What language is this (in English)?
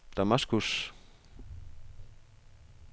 Danish